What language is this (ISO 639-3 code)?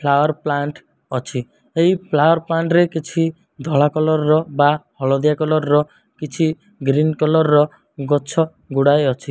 ori